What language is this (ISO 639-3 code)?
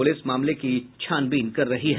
hin